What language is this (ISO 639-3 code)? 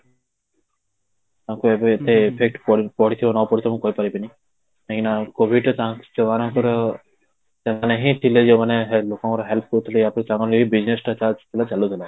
ori